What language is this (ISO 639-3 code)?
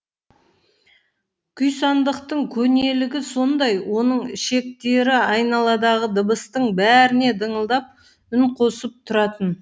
kaz